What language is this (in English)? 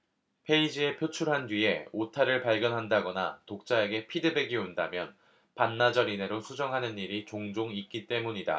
Korean